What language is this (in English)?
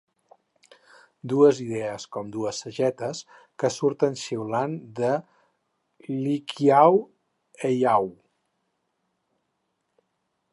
Catalan